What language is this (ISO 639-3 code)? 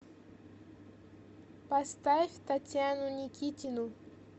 rus